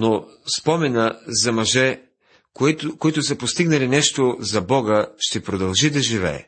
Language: Bulgarian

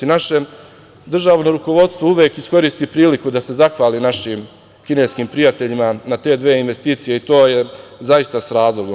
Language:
Serbian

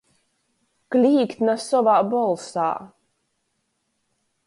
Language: Latgalian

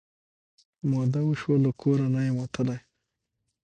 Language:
Pashto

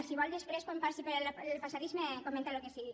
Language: Catalan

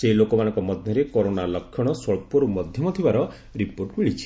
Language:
Odia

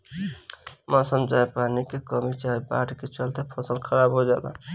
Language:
Bhojpuri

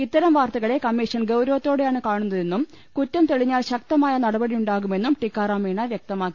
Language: Malayalam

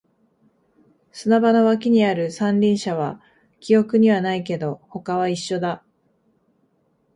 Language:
Japanese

